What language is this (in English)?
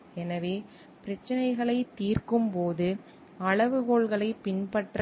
Tamil